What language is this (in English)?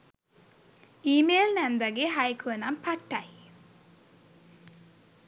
Sinhala